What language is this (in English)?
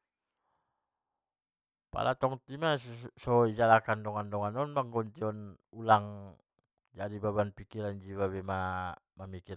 Batak Mandailing